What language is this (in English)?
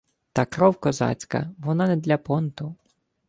Ukrainian